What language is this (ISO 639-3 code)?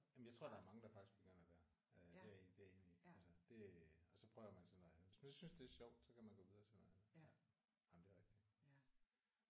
dan